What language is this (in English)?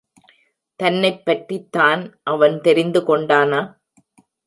Tamil